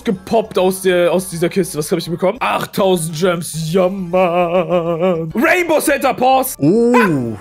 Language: German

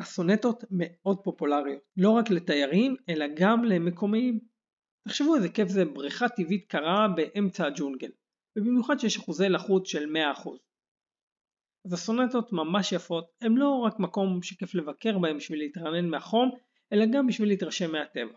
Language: Hebrew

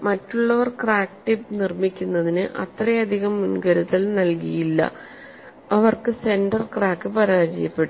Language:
Malayalam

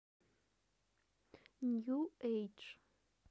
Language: Russian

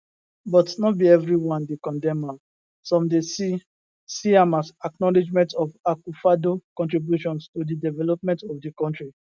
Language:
Nigerian Pidgin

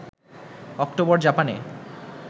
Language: Bangla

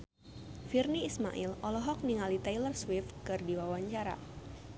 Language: Sundanese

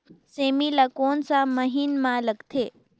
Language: Chhattisgarhi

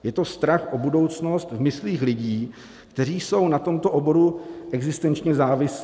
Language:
Czech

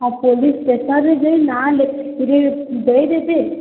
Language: Odia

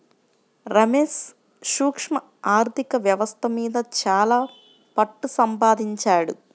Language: Telugu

